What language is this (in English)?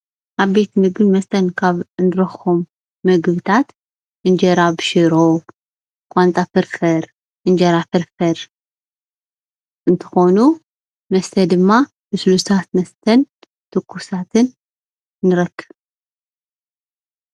Tigrinya